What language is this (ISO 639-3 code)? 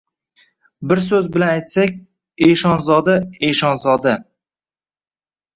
uzb